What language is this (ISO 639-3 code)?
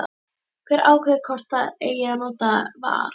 isl